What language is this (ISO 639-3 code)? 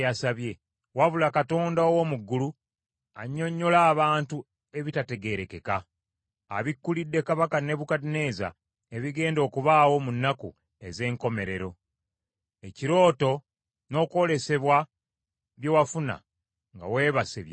lug